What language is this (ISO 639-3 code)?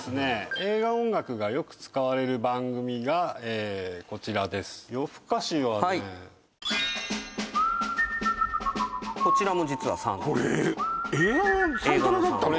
jpn